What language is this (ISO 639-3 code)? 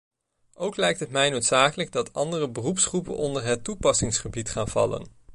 nld